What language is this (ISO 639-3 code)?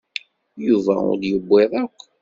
kab